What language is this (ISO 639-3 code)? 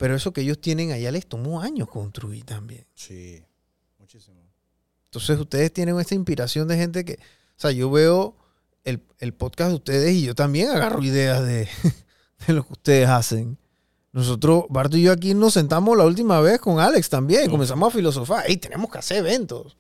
spa